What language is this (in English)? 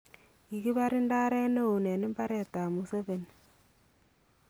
Kalenjin